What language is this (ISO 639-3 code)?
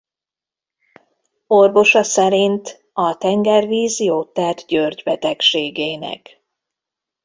hun